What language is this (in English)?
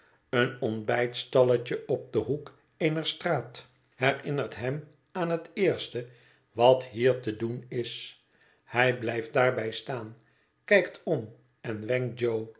Dutch